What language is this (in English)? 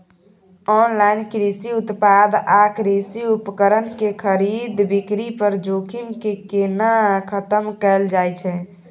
Maithili